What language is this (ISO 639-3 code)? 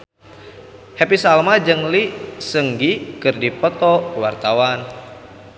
sun